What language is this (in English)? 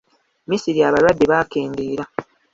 Ganda